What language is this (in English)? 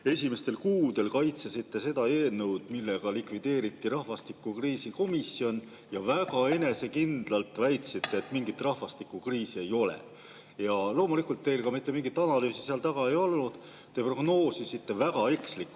Estonian